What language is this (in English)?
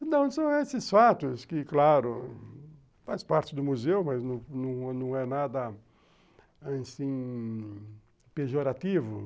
Portuguese